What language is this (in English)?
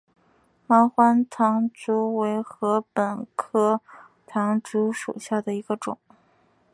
Chinese